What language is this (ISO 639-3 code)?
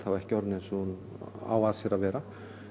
isl